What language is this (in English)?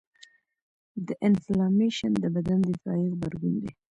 Pashto